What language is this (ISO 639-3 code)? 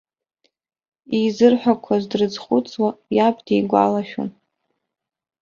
abk